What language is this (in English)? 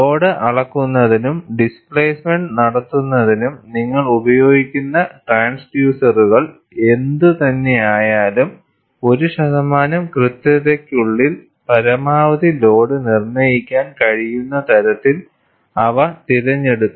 Malayalam